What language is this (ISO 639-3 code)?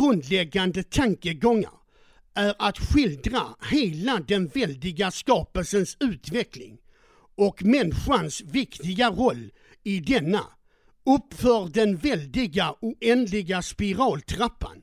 swe